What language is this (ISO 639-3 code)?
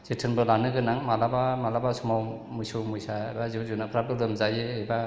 brx